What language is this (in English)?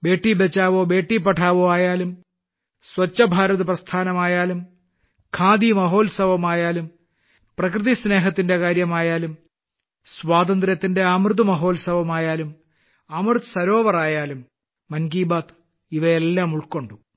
Malayalam